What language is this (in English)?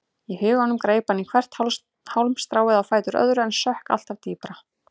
Icelandic